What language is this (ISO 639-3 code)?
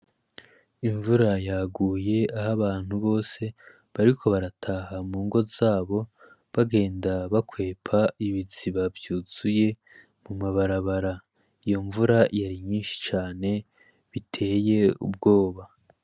run